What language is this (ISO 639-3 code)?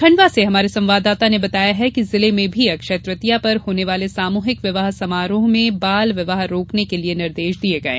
hin